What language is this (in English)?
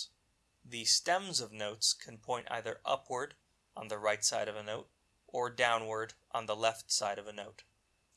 English